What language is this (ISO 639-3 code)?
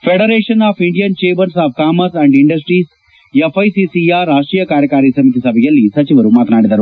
kan